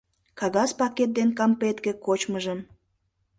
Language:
Mari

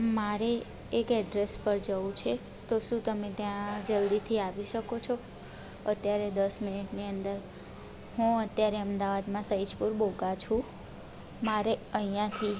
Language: Gujarati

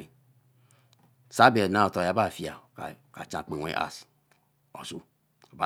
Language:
Eleme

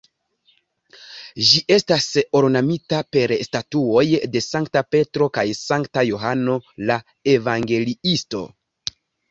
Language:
Esperanto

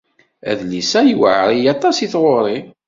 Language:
Kabyle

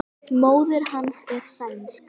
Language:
Icelandic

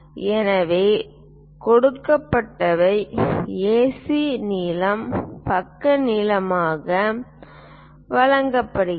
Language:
Tamil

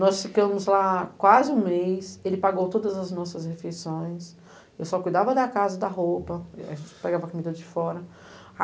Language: Portuguese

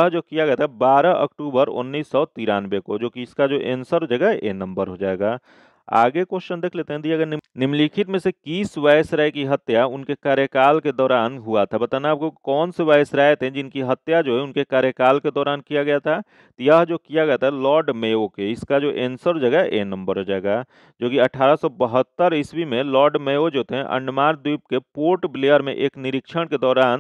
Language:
Hindi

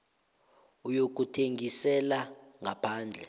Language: South Ndebele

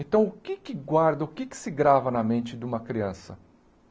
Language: Portuguese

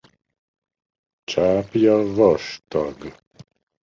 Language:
Hungarian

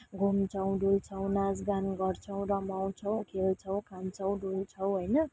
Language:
Nepali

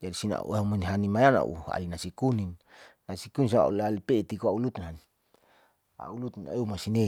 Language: Saleman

